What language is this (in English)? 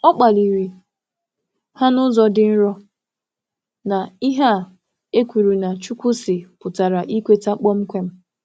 Igbo